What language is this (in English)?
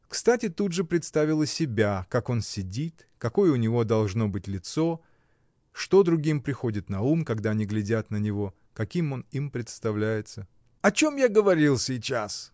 Russian